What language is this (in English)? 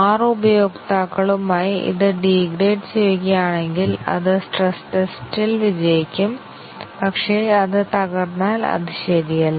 Malayalam